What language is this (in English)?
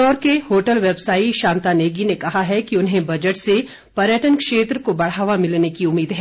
Hindi